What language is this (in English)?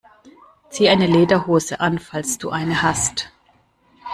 German